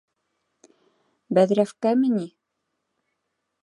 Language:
Bashkir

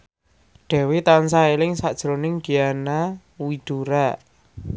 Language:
Javanese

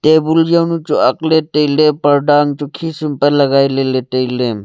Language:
Wancho Naga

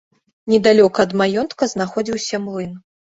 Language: Belarusian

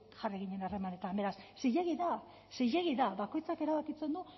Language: Basque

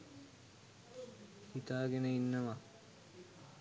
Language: Sinhala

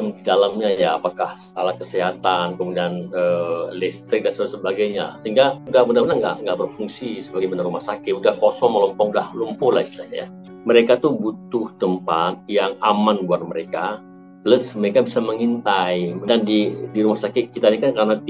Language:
Indonesian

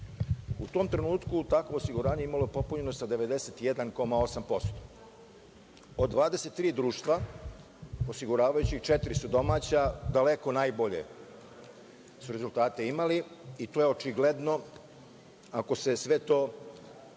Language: Serbian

